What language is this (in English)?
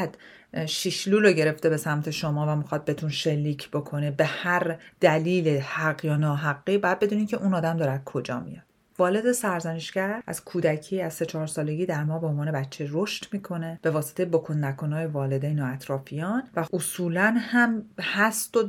Persian